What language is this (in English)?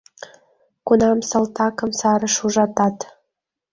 Mari